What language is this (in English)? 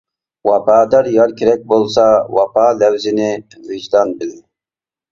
Uyghur